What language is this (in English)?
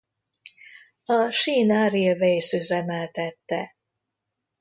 Hungarian